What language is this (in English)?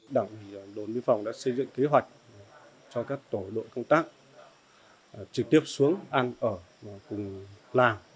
Vietnamese